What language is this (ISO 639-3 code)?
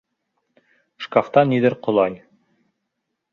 bak